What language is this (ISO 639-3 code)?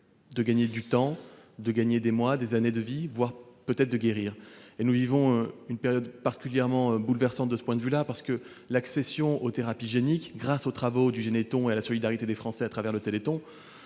fra